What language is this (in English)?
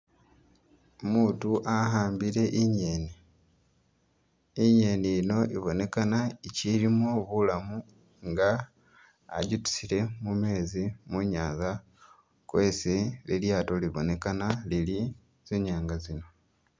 Masaaba